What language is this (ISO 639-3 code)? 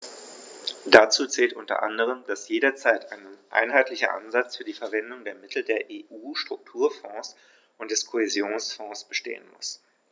deu